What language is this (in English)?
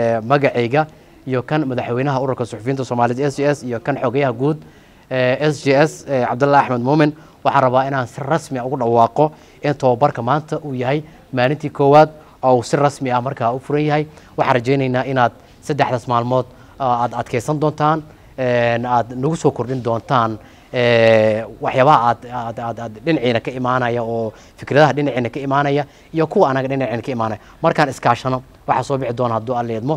Arabic